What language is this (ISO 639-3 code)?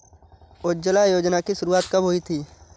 hin